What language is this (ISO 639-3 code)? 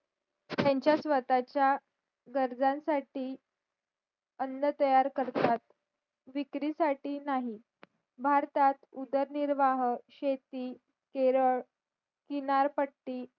mar